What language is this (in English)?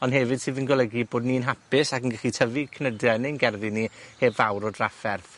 Welsh